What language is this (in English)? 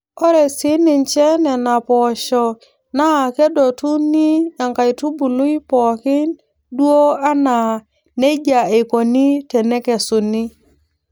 Masai